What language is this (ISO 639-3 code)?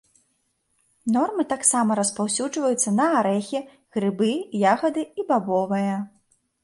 bel